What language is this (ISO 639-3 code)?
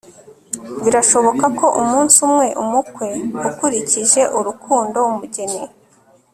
kin